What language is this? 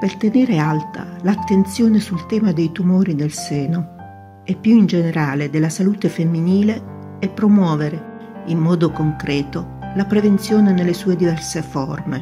Italian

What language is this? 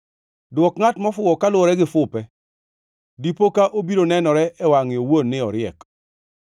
Luo (Kenya and Tanzania)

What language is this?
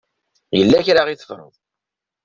Kabyle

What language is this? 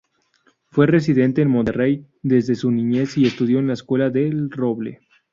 Spanish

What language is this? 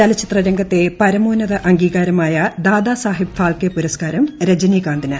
Malayalam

